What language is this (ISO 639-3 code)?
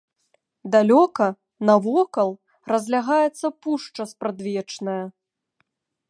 bel